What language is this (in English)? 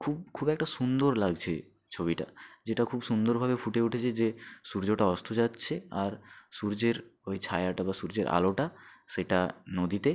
Bangla